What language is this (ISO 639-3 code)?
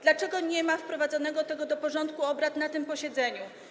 pol